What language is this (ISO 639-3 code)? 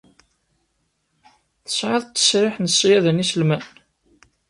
kab